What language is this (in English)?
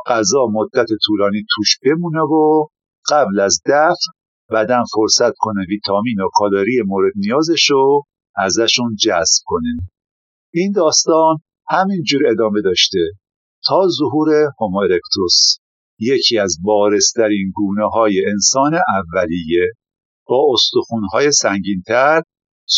Persian